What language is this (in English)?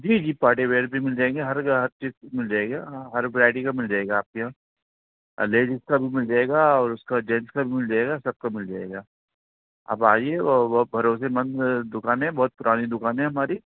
Urdu